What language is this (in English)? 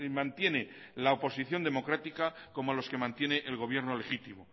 Spanish